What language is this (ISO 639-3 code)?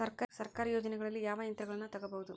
kan